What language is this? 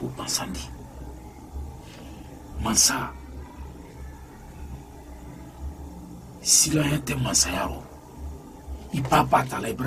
Arabic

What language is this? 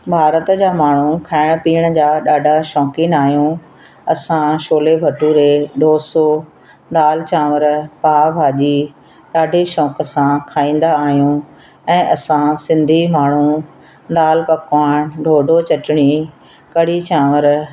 Sindhi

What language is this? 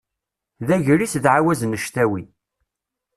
Kabyle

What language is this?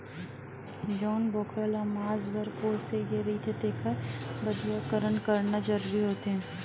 Chhattisgarhi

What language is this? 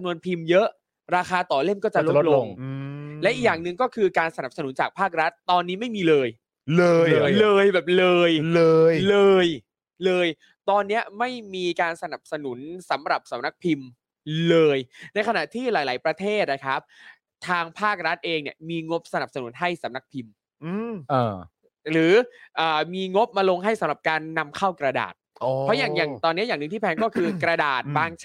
Thai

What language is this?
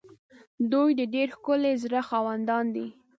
Pashto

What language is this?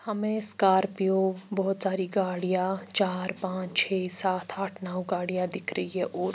Hindi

